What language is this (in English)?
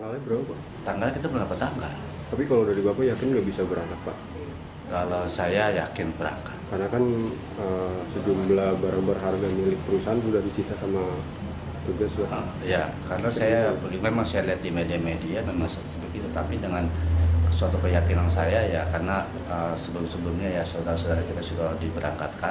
Indonesian